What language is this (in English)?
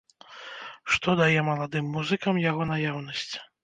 Belarusian